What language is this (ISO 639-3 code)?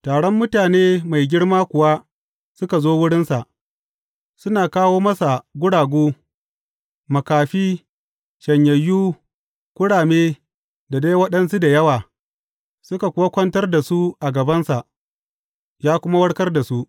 hau